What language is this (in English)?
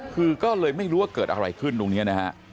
Thai